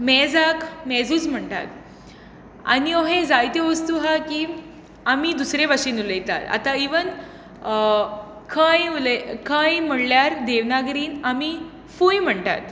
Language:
Konkani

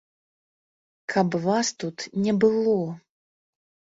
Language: Belarusian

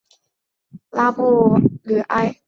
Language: Chinese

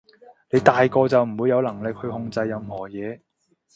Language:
Cantonese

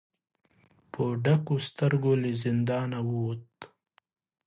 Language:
Pashto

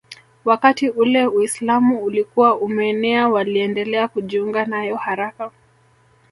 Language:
Swahili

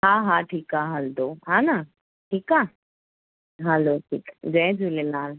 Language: Sindhi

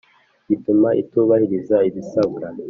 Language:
Kinyarwanda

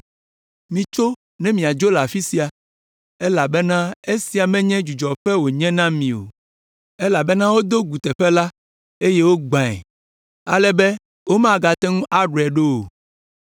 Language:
Ewe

